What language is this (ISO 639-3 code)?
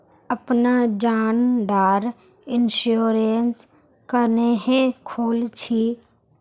mag